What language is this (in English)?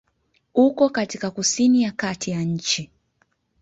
Swahili